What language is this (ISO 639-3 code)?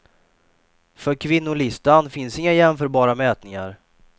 swe